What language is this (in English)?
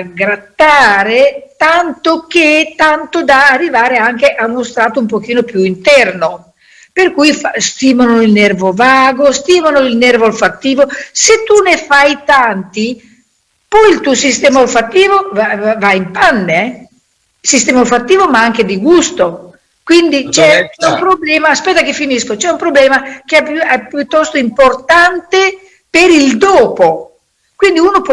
Italian